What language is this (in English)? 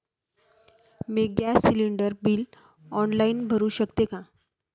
Marathi